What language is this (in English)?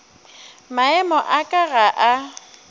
Northern Sotho